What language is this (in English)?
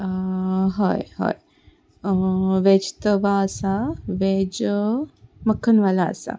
Konkani